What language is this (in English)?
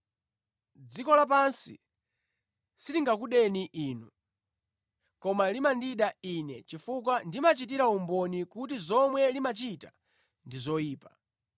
Nyanja